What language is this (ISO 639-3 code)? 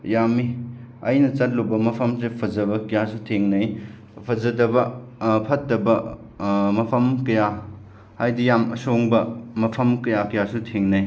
mni